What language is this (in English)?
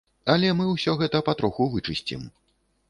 Belarusian